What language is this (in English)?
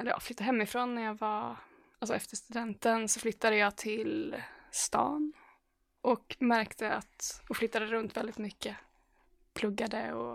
Swedish